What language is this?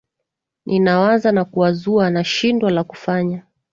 Swahili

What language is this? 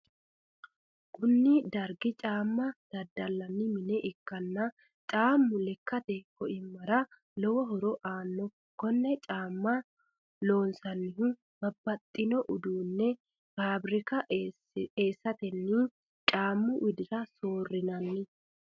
Sidamo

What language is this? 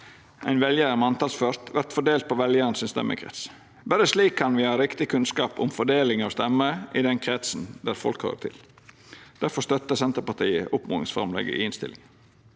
Norwegian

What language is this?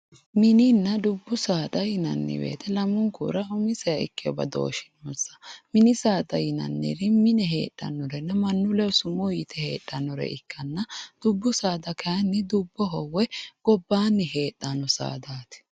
Sidamo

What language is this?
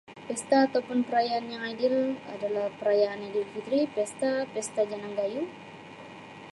Sabah Malay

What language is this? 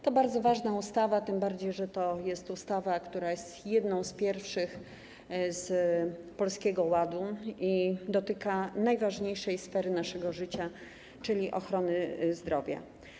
Polish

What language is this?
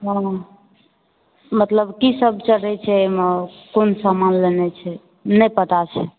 Maithili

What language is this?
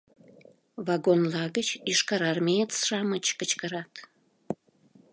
Mari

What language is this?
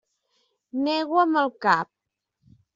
Catalan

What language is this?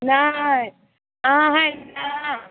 Maithili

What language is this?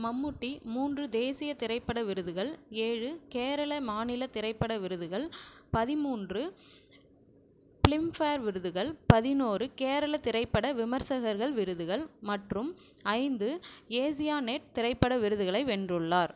Tamil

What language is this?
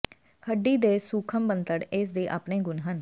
Punjabi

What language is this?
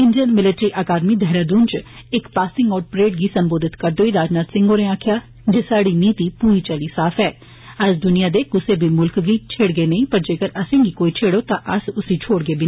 Dogri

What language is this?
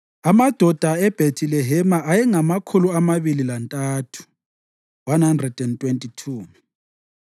North Ndebele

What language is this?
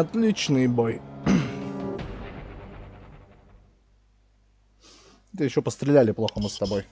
Russian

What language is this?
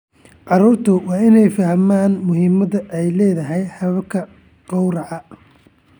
Somali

